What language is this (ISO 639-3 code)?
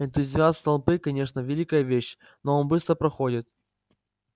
rus